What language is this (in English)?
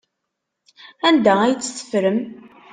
Kabyle